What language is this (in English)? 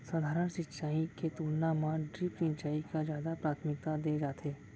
Chhattisgarhi